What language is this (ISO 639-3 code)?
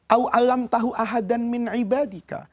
ind